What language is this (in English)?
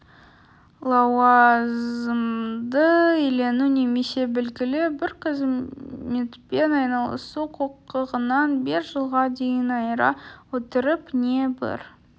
Kazakh